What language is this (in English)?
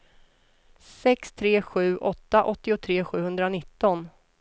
Swedish